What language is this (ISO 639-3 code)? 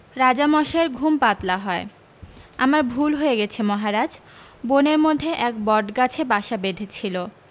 ben